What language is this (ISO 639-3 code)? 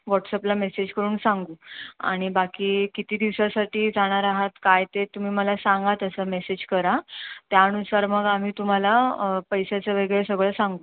mar